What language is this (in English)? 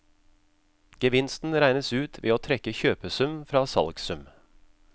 Norwegian